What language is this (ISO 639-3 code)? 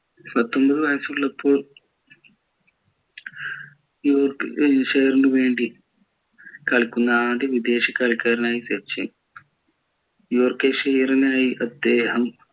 mal